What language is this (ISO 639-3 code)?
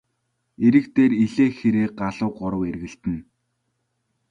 mon